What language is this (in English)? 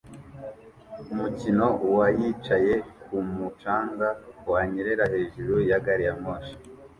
Kinyarwanda